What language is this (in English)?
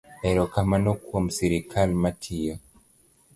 Luo (Kenya and Tanzania)